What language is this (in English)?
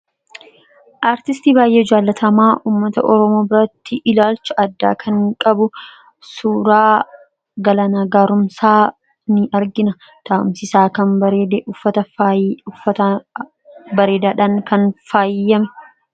Oromo